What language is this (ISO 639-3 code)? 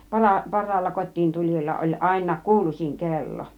fin